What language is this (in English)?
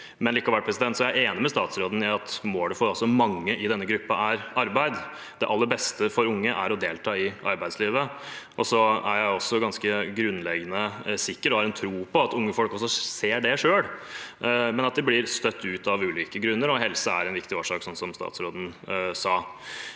Norwegian